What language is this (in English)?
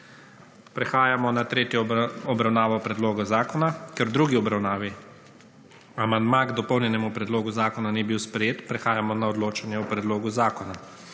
Slovenian